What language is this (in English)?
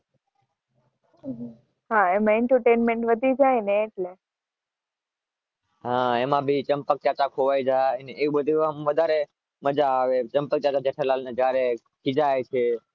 Gujarati